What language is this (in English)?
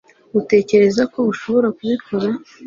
Kinyarwanda